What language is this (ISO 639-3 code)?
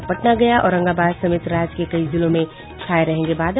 hin